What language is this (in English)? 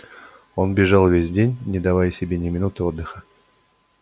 Russian